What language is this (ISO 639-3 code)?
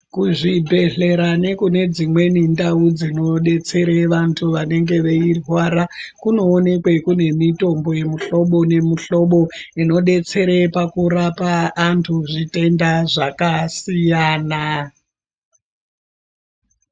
ndc